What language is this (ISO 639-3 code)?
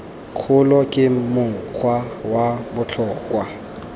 tsn